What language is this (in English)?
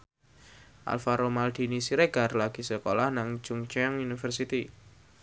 Javanese